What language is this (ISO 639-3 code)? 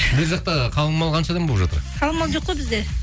kaz